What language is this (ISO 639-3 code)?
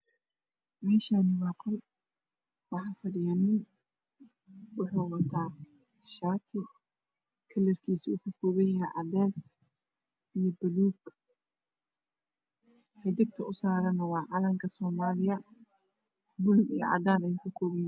som